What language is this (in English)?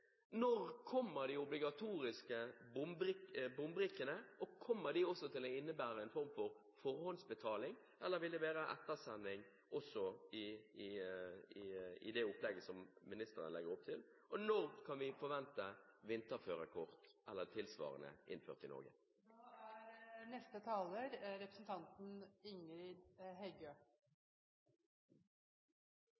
Norwegian